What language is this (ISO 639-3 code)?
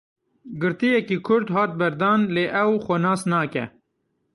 kur